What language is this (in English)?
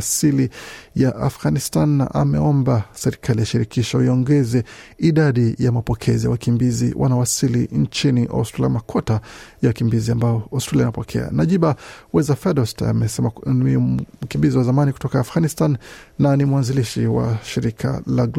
Swahili